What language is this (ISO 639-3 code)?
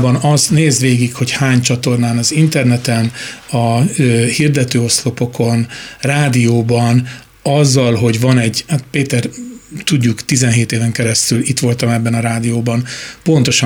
hun